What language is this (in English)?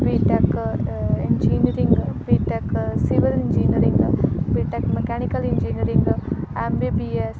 Punjabi